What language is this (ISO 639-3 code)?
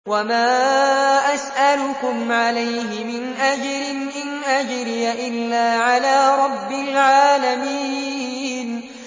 ara